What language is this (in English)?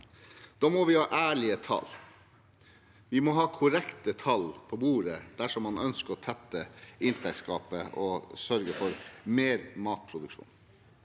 Norwegian